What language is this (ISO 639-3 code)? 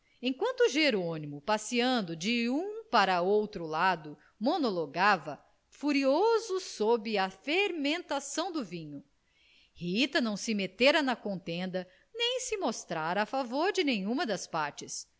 por